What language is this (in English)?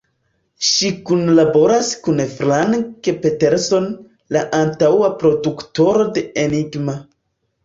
Esperanto